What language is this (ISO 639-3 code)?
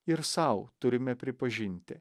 lit